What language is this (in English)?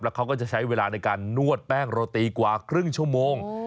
Thai